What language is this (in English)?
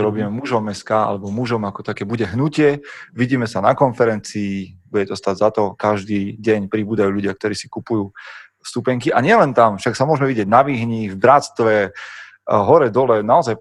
Slovak